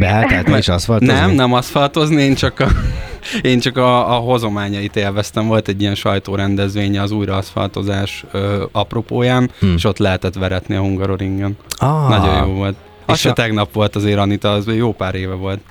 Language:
Hungarian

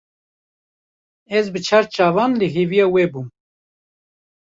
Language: Kurdish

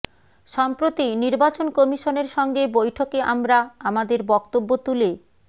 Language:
Bangla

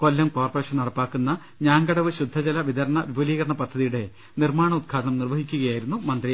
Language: Malayalam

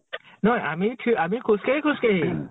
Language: Assamese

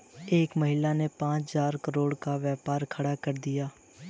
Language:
Hindi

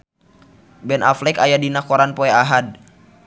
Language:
Sundanese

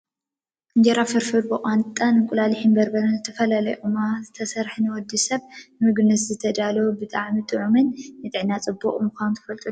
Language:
Tigrinya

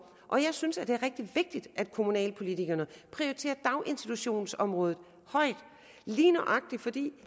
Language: Danish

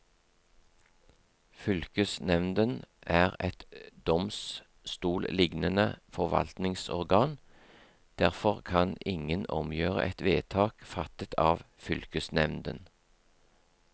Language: Norwegian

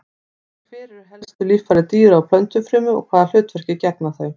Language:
Icelandic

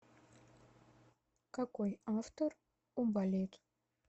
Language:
Russian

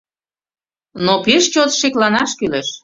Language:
Mari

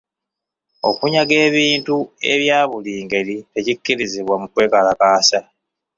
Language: Ganda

